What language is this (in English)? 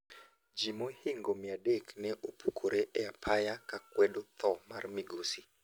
Luo (Kenya and Tanzania)